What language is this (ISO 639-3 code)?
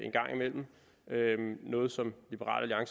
dan